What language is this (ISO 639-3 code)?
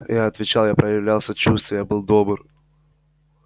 rus